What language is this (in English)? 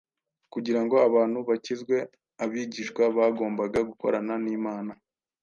Kinyarwanda